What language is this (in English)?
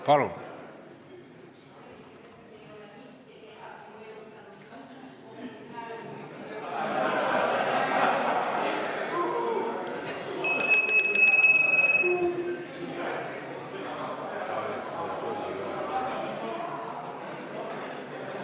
Estonian